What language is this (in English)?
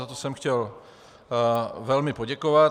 Czech